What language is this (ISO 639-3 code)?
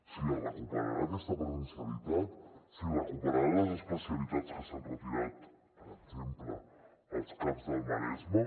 cat